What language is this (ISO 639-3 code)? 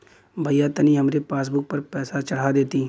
bho